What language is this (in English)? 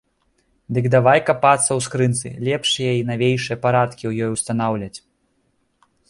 Belarusian